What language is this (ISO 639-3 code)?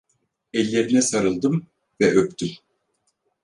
tur